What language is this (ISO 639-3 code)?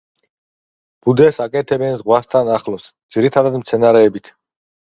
kat